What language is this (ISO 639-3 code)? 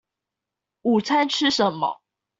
zho